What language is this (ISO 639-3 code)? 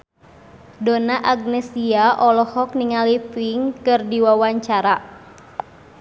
sun